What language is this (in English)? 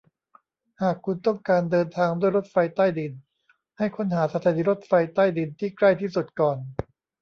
Thai